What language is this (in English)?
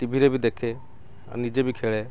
Odia